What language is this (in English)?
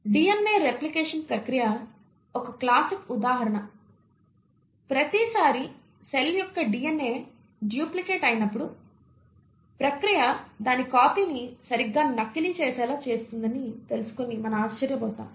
Telugu